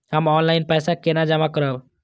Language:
Maithili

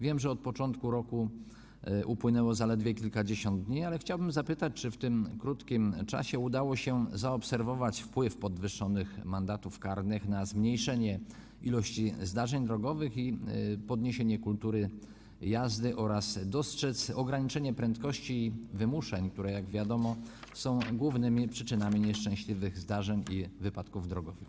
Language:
Polish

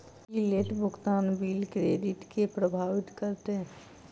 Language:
Maithili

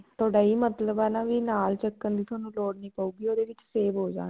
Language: Punjabi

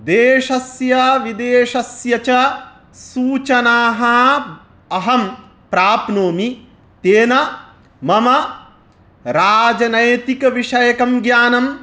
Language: Sanskrit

